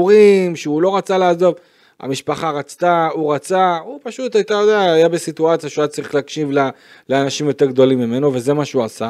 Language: Hebrew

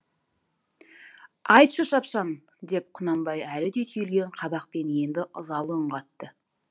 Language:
Kazakh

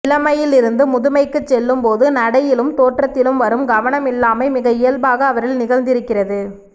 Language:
Tamil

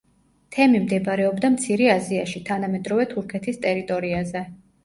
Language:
Georgian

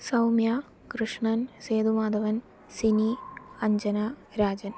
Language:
Malayalam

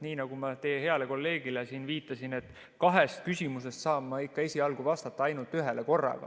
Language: Estonian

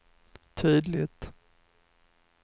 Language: Swedish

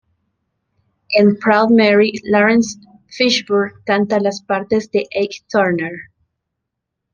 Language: Spanish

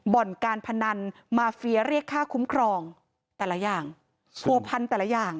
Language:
Thai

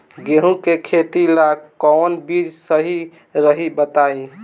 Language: Bhojpuri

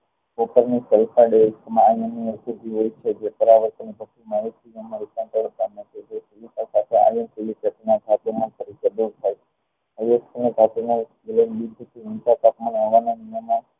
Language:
Gujarati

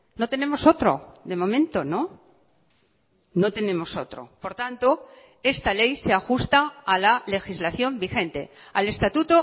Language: Spanish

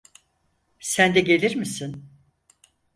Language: Turkish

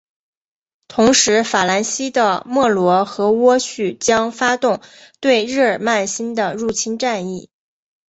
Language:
Chinese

